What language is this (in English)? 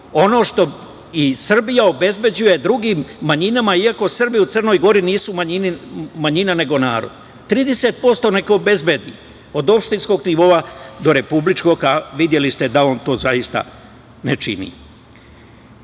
Serbian